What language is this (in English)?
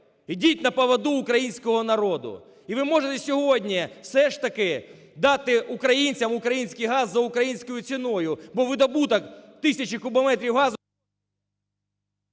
Ukrainian